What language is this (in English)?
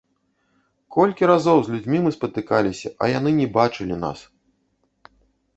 Belarusian